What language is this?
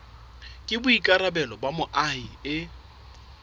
Southern Sotho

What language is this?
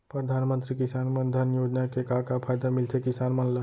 Chhattisgarhi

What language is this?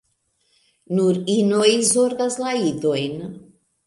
Esperanto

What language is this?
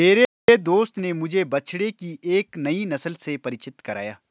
Hindi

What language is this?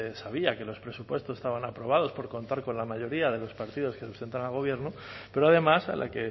Spanish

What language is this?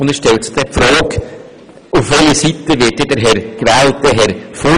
Swiss German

